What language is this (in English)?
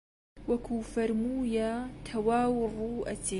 Central Kurdish